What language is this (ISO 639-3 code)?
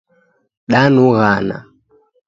dav